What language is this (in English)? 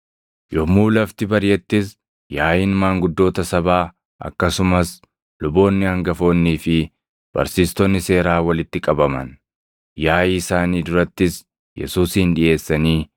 Oromo